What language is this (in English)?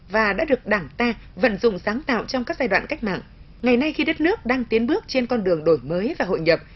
Vietnamese